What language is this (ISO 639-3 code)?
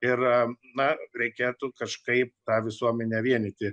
lit